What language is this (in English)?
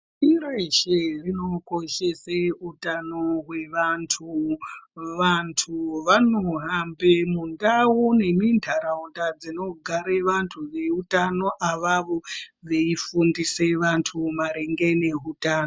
Ndau